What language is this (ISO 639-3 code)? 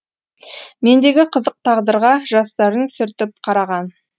kaz